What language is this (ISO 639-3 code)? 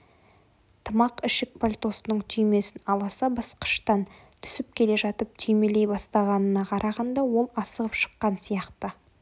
kaz